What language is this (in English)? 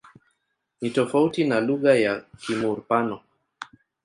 Swahili